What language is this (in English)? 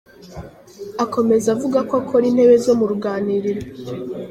Kinyarwanda